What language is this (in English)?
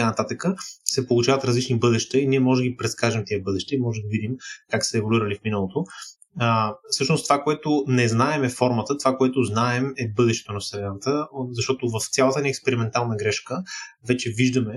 Bulgarian